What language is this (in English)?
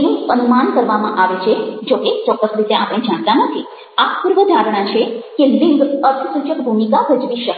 Gujarati